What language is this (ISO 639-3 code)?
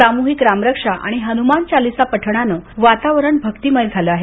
mar